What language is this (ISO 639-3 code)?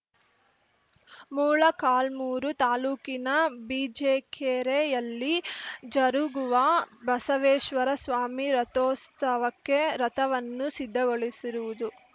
kan